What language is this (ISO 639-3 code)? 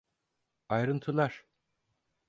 tur